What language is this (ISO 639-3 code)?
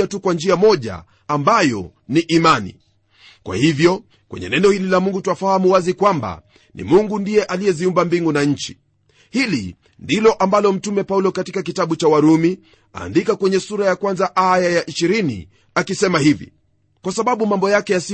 swa